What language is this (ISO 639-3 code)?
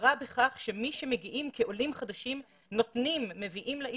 heb